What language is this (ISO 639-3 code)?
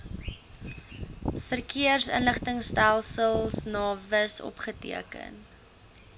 afr